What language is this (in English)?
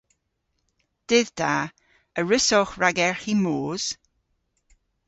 Cornish